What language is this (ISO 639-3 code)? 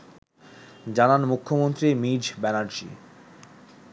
ben